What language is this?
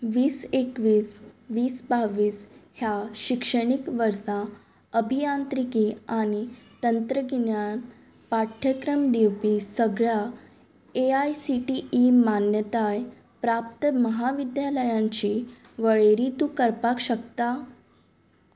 Konkani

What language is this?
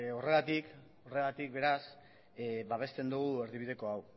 Basque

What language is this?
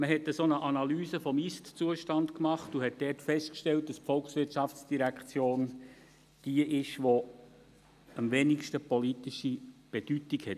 Swiss German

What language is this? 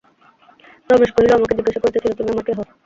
Bangla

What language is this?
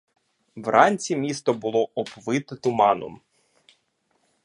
Ukrainian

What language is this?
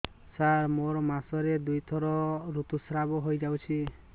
Odia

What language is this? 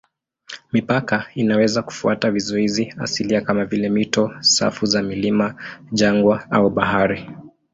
Swahili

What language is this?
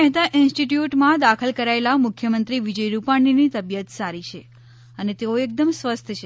Gujarati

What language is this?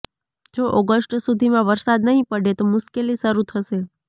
Gujarati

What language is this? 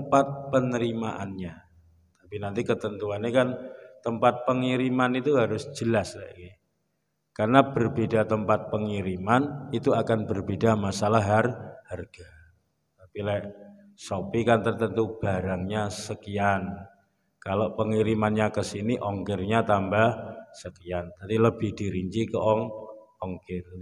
Indonesian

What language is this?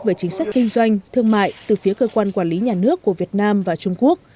Vietnamese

